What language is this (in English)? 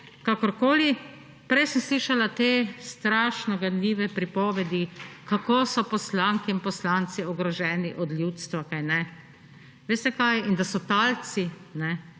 Slovenian